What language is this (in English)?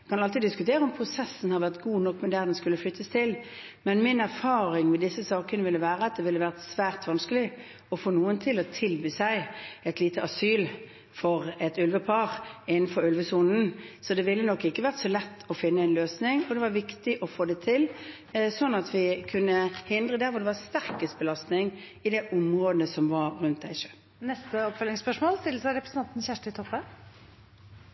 Norwegian